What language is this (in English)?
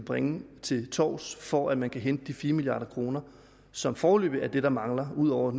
Danish